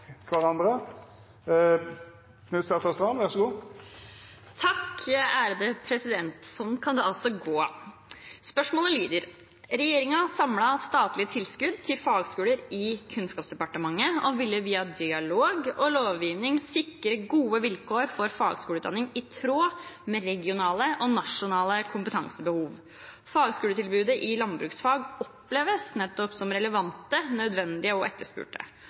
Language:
Norwegian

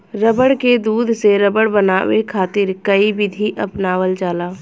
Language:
Bhojpuri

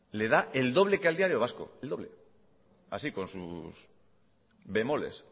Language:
Spanish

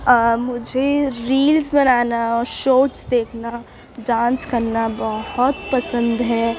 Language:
Urdu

